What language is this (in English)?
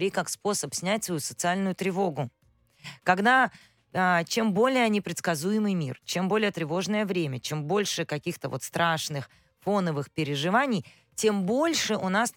Russian